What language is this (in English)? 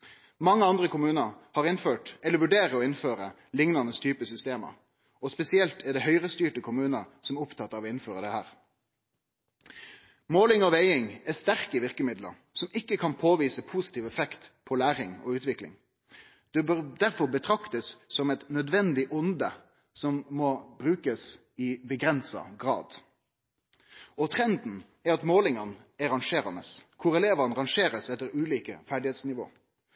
Norwegian Nynorsk